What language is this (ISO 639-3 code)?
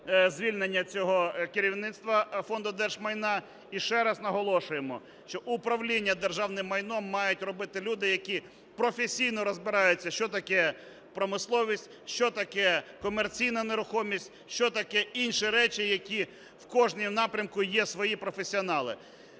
ukr